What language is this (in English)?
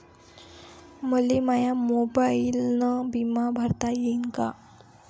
Marathi